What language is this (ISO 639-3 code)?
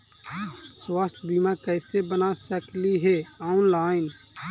mag